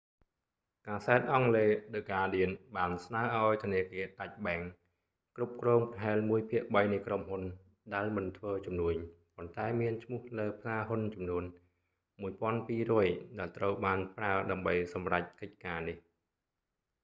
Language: Khmer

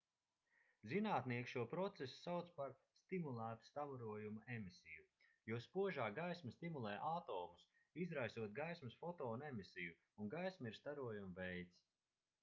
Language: Latvian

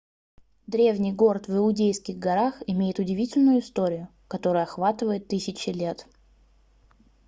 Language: Russian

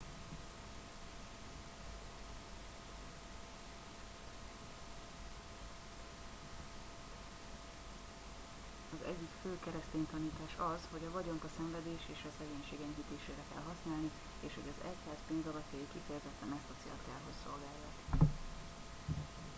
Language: Hungarian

